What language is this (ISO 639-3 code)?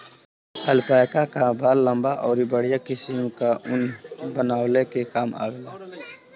bho